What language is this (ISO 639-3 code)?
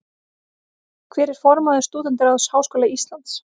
isl